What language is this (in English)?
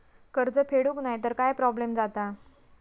Marathi